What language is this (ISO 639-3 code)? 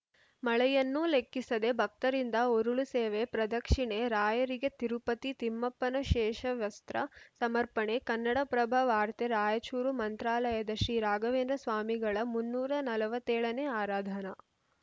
kan